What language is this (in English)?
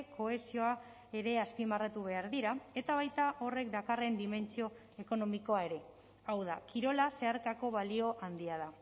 Basque